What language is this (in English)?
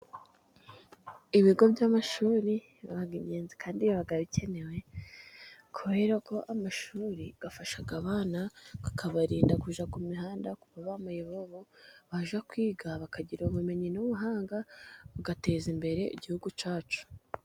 Kinyarwanda